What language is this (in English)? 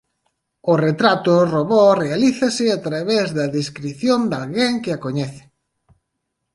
Galician